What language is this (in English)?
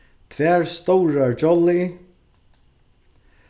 Faroese